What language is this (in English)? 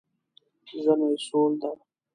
Pashto